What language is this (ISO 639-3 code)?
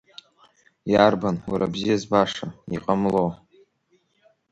abk